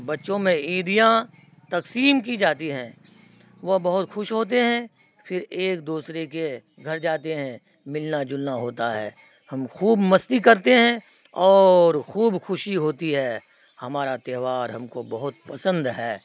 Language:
Urdu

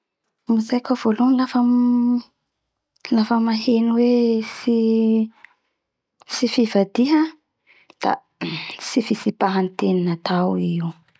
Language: Bara Malagasy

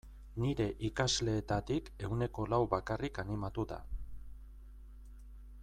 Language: Basque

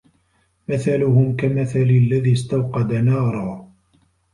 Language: Arabic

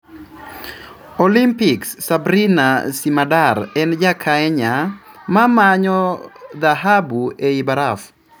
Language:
Luo (Kenya and Tanzania)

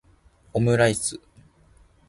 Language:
Japanese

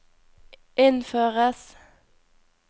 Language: Norwegian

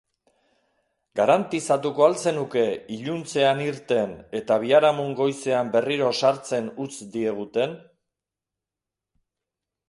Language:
Basque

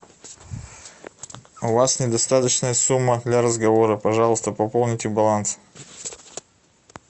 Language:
Russian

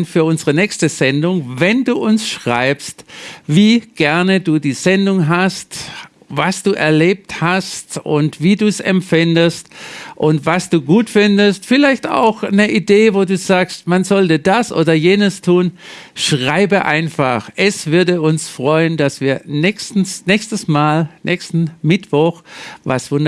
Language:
German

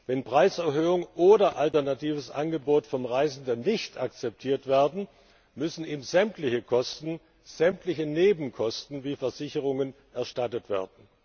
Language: German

